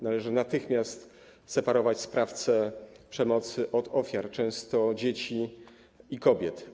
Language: Polish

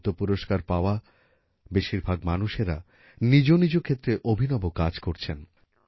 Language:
Bangla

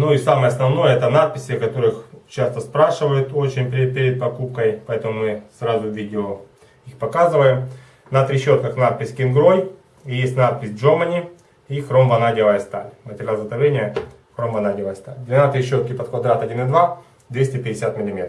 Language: Russian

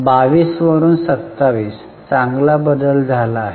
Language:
Marathi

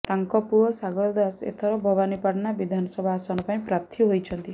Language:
Odia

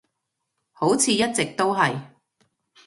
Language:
Cantonese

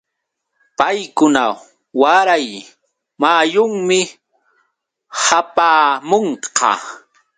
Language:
Yauyos Quechua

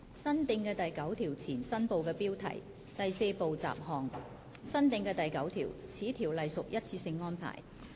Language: Cantonese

